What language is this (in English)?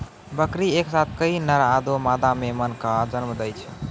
Maithili